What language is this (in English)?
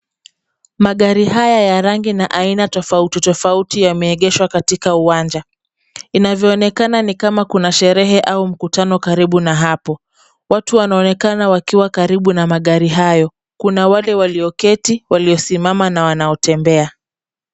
Swahili